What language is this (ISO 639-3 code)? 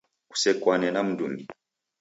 dav